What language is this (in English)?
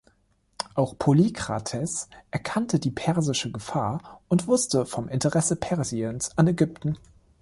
German